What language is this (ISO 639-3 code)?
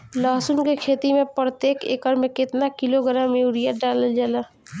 bho